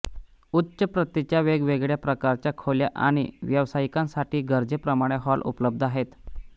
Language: Marathi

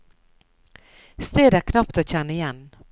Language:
Norwegian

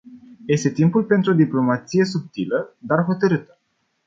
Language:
Romanian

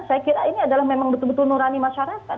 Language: Indonesian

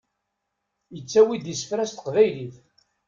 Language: Kabyle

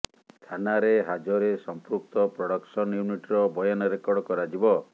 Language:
Odia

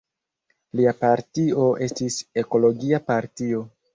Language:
Esperanto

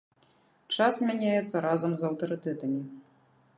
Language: Belarusian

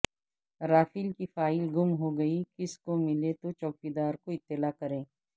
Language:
Urdu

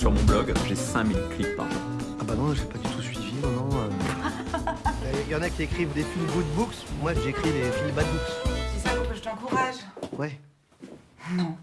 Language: French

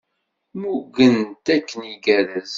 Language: Kabyle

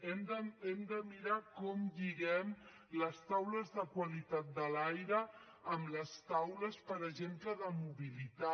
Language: Catalan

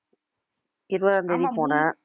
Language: Tamil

